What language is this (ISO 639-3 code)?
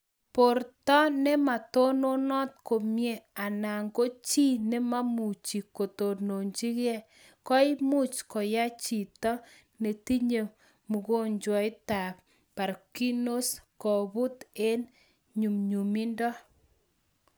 kln